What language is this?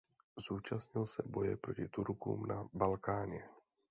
Czech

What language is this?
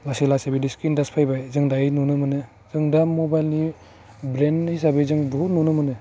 Bodo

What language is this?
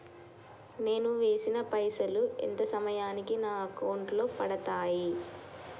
Telugu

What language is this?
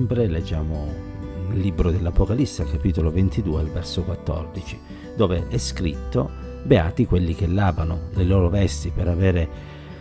Italian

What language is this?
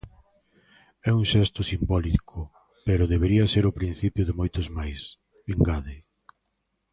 Galician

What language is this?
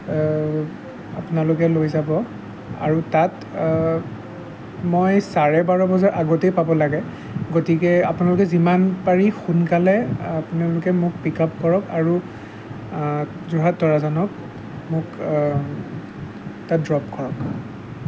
Assamese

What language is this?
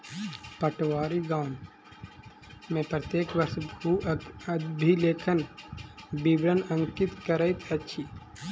Maithili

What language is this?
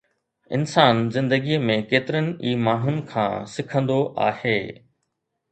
Sindhi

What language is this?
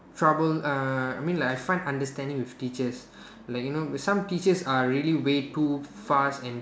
English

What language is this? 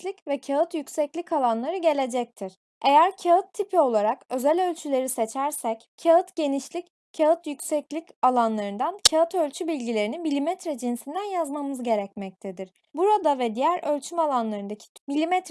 Turkish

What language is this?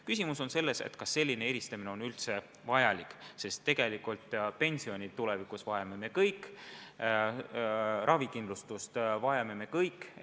Estonian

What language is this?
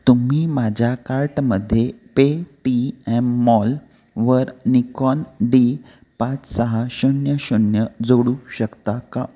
Marathi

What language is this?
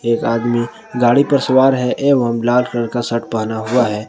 Hindi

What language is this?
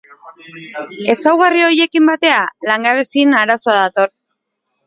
Basque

